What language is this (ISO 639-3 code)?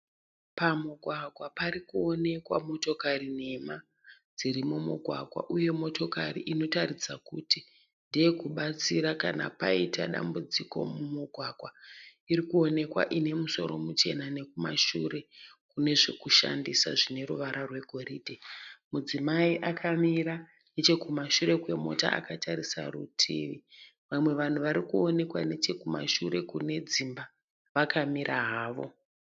sna